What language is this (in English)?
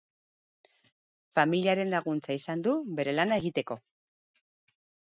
Basque